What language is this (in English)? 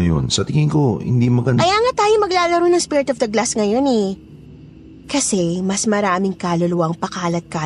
Filipino